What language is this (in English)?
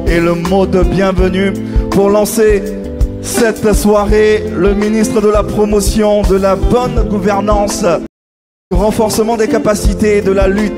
French